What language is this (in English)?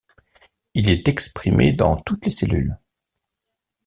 French